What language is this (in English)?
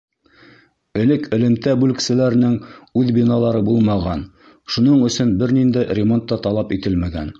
Bashkir